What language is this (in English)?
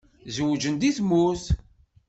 Kabyle